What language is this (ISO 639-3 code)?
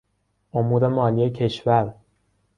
fas